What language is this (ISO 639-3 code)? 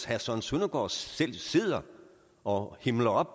dan